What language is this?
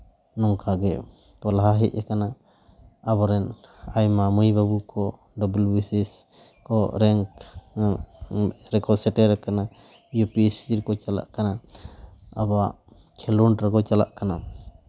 Santali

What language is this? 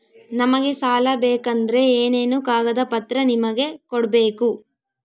Kannada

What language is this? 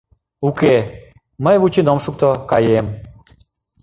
Mari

